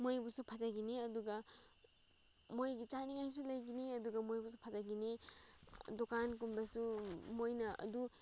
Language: Manipuri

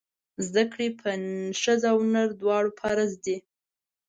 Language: Pashto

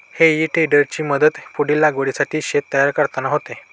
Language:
Marathi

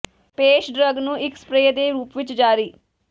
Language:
Punjabi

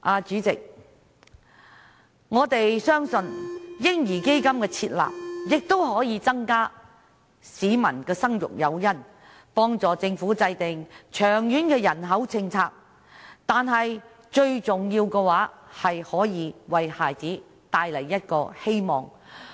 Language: Cantonese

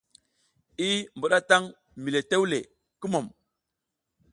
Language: South Giziga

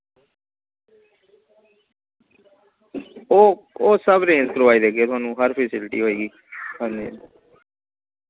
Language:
Dogri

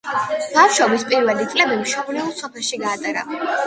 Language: Georgian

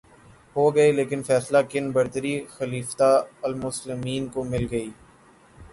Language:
Urdu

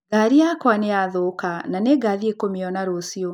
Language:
Kikuyu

